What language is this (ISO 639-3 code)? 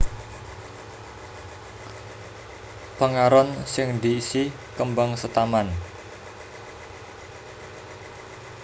jav